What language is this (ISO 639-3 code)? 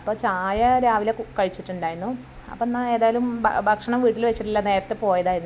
mal